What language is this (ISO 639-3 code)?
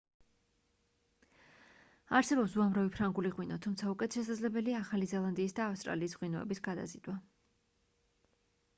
kat